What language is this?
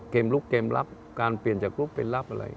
Thai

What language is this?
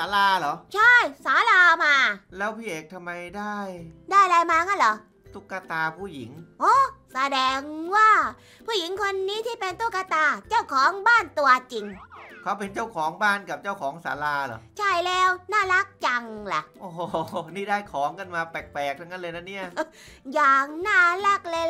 Thai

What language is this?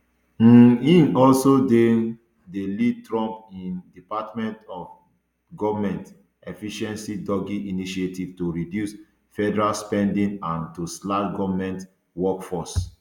Nigerian Pidgin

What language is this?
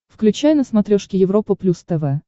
Russian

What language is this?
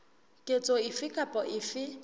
Southern Sotho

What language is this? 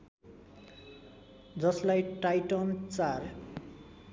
Nepali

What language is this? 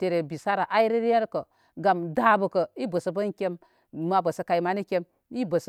Koma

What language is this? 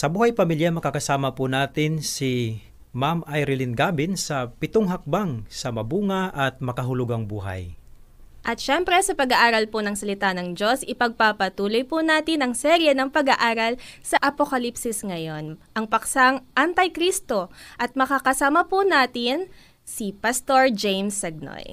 Filipino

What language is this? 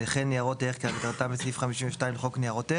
Hebrew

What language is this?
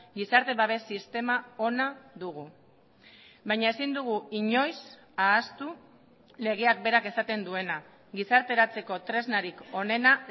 Basque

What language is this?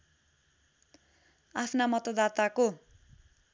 Nepali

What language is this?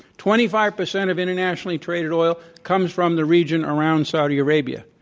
English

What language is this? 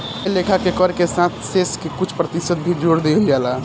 Bhojpuri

